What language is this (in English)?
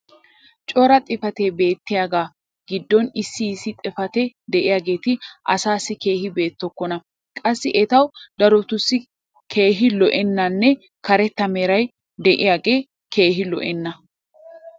Wolaytta